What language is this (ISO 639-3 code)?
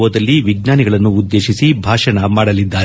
kan